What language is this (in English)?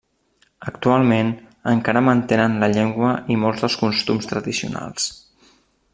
Catalan